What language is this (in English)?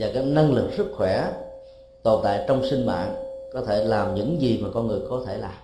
Vietnamese